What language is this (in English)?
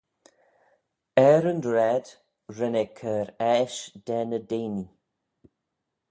Manx